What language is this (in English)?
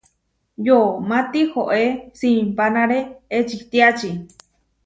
Huarijio